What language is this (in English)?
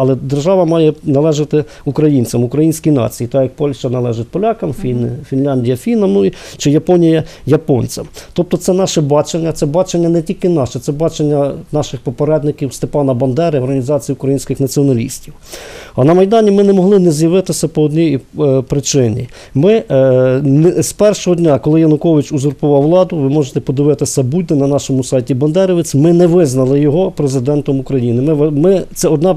Ukrainian